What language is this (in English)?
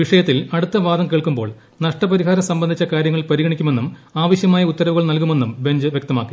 Malayalam